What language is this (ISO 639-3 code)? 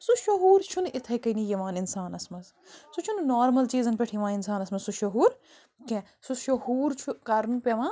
kas